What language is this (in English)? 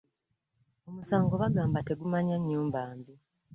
Ganda